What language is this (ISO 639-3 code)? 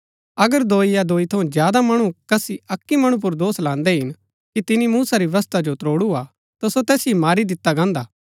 gbk